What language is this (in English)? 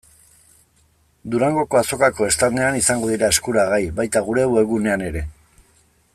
Basque